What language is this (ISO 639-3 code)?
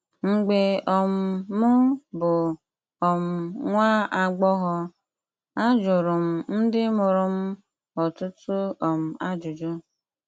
ibo